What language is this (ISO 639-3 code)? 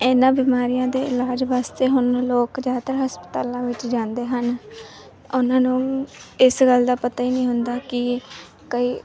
pan